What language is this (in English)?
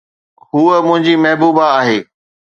Sindhi